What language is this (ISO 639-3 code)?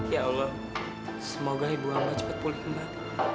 ind